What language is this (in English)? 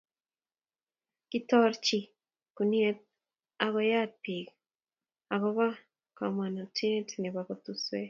Kalenjin